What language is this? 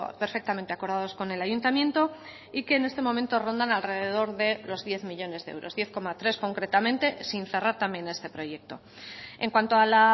Spanish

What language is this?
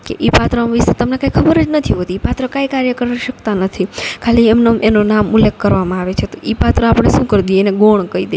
Gujarati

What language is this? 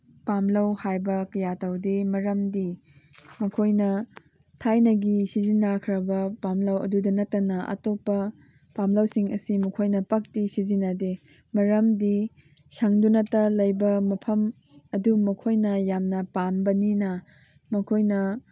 Manipuri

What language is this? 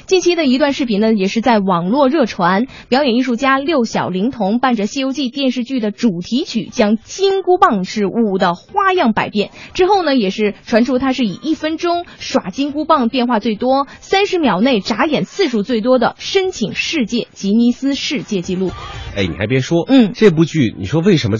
Chinese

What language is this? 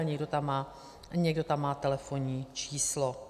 Czech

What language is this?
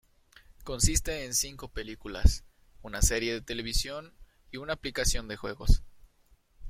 Spanish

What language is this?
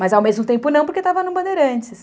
Portuguese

